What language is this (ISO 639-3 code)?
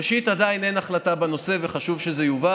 heb